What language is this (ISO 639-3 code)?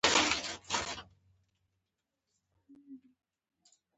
pus